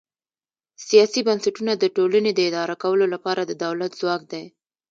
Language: Pashto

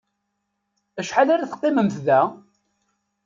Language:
Kabyle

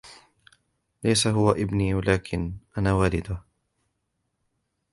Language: Arabic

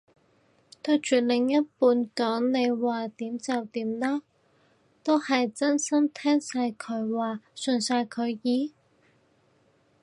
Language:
Cantonese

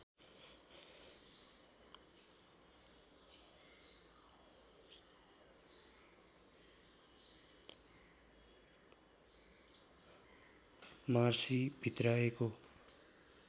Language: Nepali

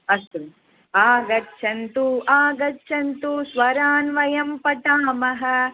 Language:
Sanskrit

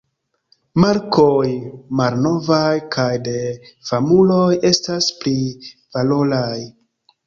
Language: Esperanto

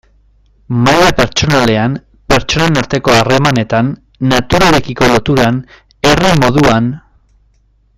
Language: Basque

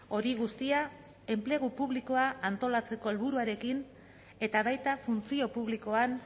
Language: Basque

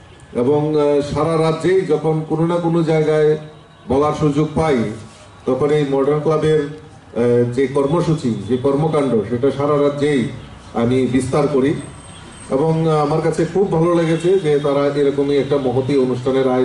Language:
Bangla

